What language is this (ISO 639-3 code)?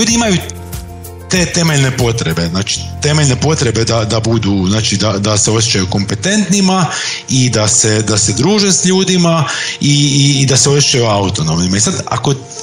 hrv